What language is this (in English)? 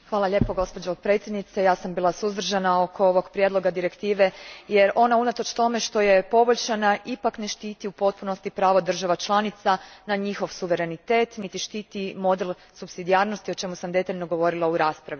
Croatian